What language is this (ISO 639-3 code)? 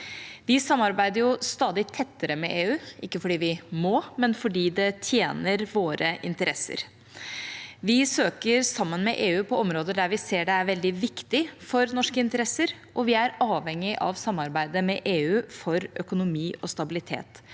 nor